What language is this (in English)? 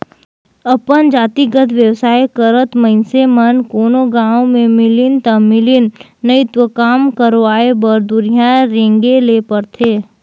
Chhattisgarhi